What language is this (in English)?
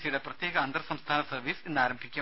Malayalam